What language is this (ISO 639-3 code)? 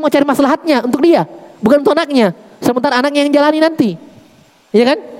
ind